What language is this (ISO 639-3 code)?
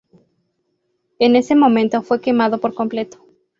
spa